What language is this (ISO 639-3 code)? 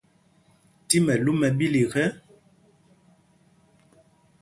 mgg